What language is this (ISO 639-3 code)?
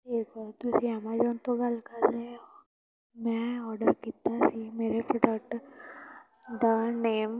pan